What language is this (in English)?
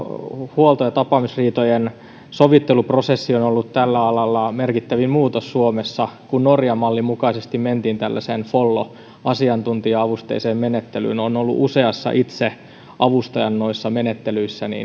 Finnish